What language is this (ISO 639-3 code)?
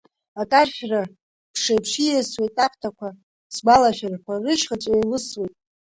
abk